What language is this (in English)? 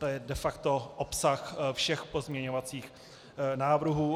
Czech